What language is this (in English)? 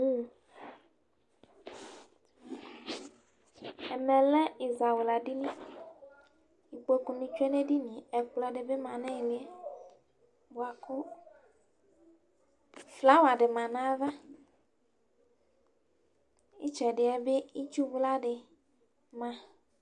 Ikposo